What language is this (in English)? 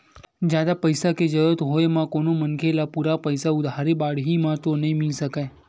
Chhattisgarhi